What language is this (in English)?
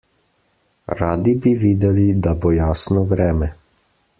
Slovenian